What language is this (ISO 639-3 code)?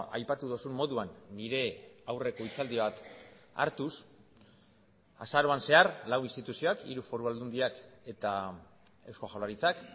eus